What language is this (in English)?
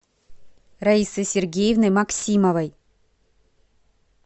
Russian